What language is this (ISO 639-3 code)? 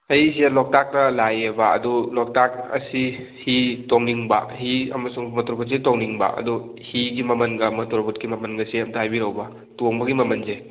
mni